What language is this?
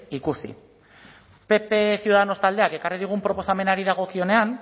Basque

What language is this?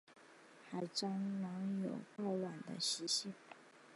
Chinese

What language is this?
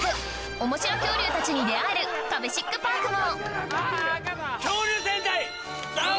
Japanese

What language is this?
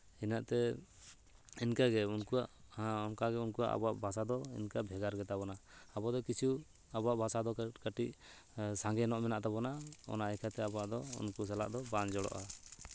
Santali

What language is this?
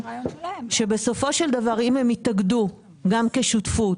Hebrew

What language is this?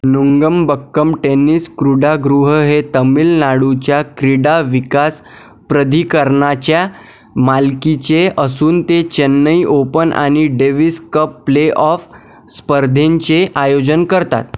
Marathi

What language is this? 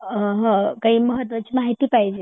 Marathi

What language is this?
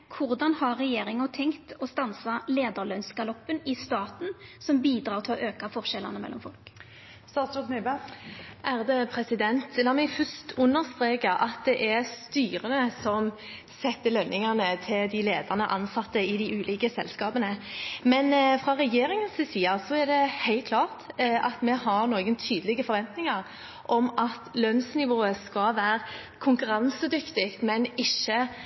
Norwegian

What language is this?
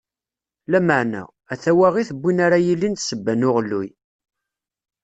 Kabyle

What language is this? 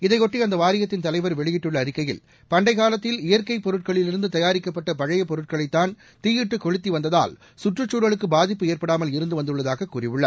Tamil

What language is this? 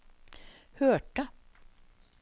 Norwegian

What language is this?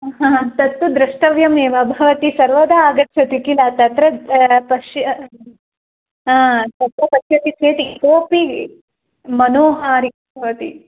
Sanskrit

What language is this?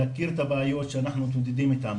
Hebrew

